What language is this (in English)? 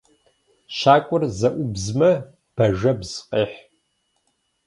Kabardian